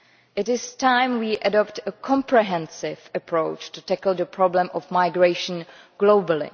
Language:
English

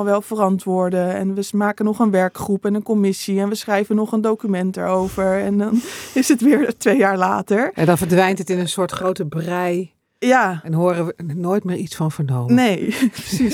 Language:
Dutch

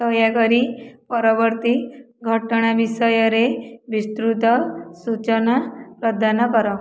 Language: Odia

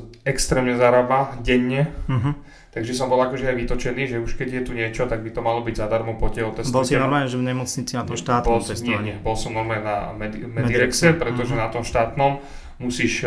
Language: Slovak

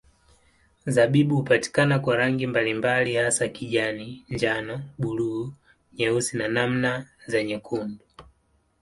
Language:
Swahili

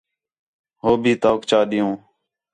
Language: Khetrani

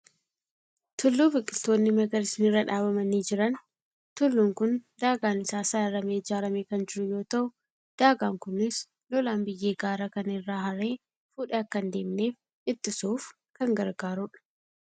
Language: Oromo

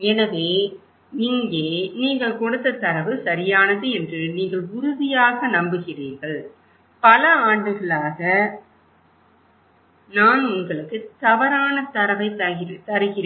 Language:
Tamil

